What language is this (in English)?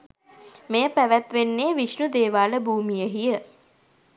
Sinhala